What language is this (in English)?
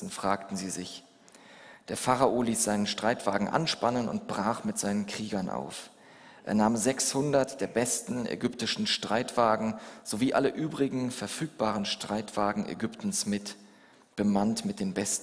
German